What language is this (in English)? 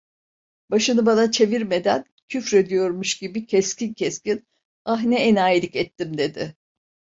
Turkish